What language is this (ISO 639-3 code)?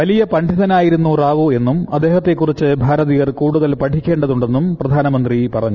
mal